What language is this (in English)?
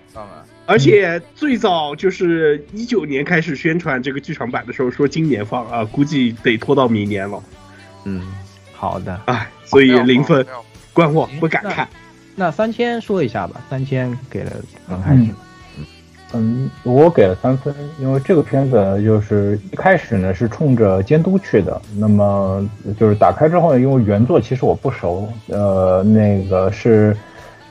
Chinese